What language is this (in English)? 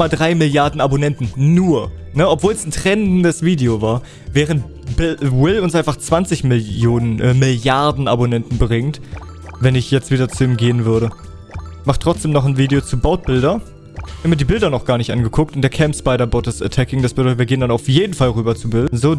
German